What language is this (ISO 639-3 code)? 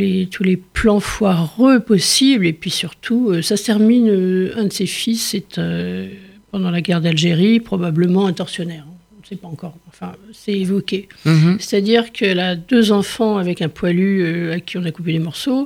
fra